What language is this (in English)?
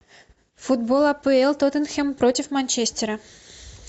Russian